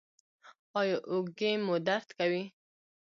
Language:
Pashto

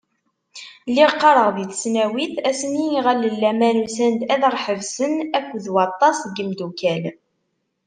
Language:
Kabyle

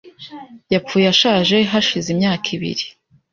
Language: Kinyarwanda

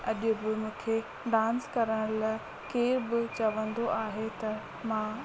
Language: Sindhi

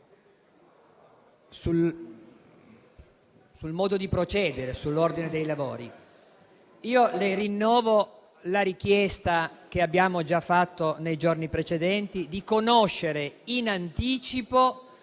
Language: Italian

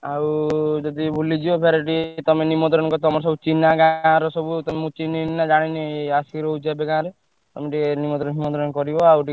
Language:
Odia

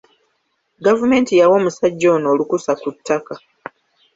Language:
Ganda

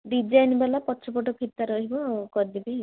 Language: Odia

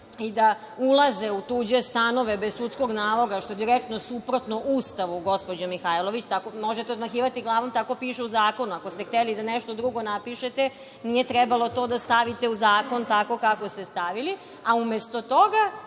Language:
Serbian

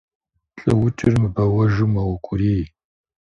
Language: Kabardian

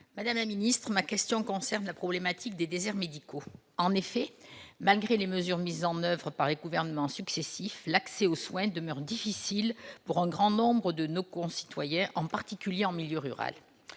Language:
French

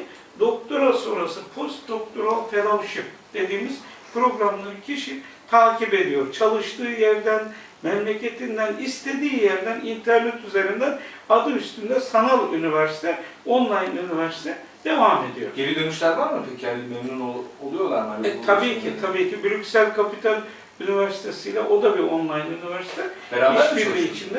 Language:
Turkish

